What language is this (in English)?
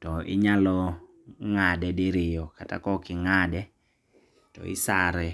Luo (Kenya and Tanzania)